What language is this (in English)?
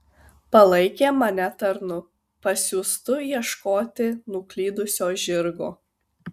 Lithuanian